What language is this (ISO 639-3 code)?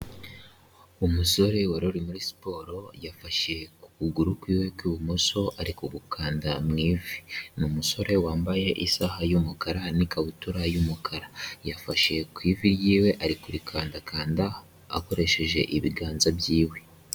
kin